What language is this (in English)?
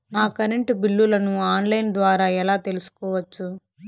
Telugu